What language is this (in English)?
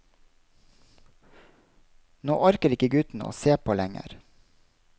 Norwegian